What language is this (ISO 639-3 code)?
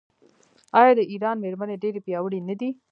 pus